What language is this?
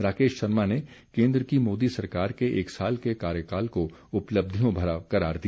Hindi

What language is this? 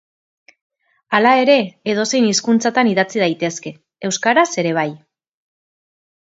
Basque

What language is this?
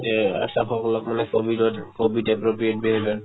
Assamese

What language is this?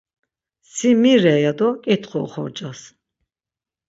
Laz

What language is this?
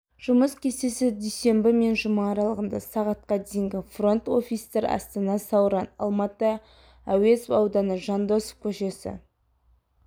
Kazakh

